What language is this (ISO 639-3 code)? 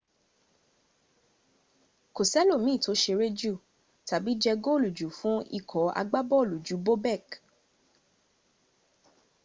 yor